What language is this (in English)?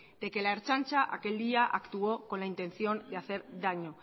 Spanish